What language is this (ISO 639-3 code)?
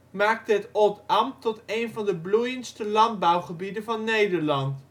nld